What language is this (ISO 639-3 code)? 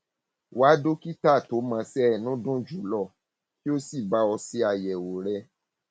yor